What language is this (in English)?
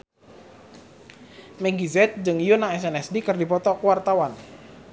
Sundanese